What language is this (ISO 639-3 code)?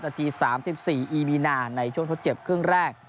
tha